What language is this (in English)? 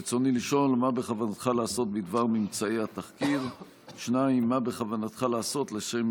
Hebrew